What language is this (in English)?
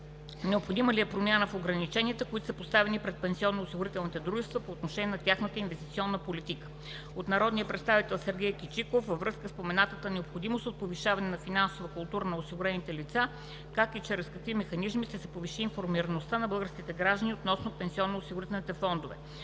Bulgarian